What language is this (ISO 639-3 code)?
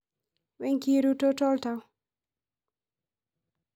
mas